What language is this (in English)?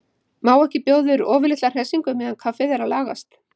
Icelandic